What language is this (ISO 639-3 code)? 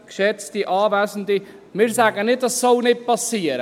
gsw